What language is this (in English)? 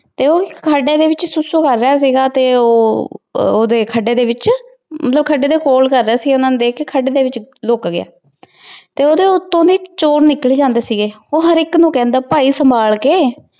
Punjabi